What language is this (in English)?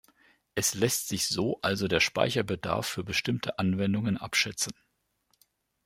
German